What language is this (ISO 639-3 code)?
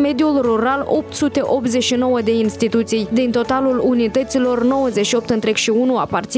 ron